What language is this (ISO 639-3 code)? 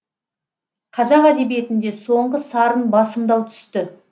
kaz